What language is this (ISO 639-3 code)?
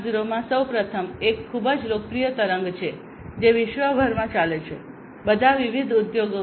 guj